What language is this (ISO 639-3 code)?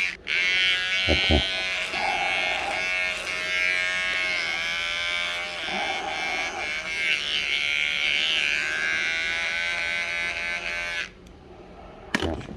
kor